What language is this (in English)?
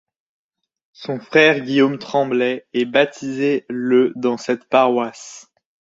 French